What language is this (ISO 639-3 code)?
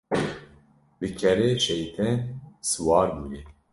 kur